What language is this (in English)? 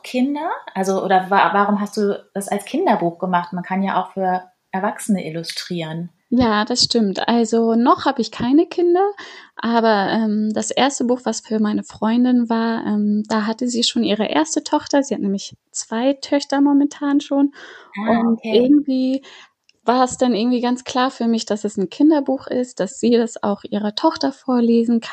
German